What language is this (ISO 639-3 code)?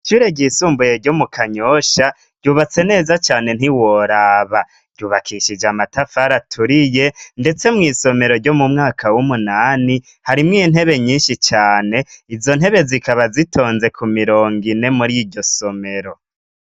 run